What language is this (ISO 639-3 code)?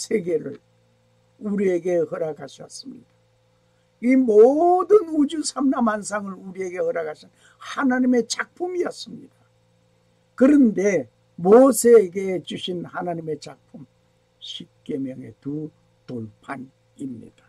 kor